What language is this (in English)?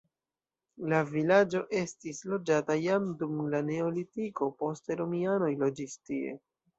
Esperanto